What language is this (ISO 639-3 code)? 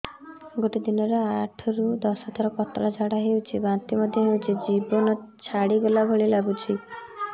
ori